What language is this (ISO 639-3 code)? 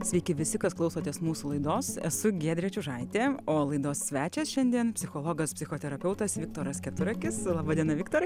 lit